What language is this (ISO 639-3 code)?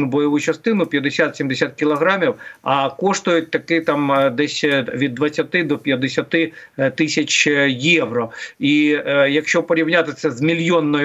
ukr